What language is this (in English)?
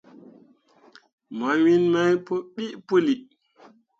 Mundang